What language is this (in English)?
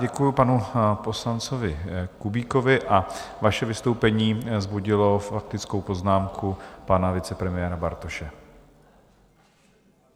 Czech